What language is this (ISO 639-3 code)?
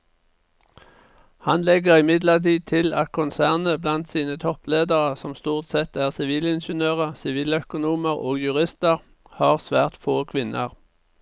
nor